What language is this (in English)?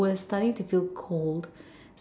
English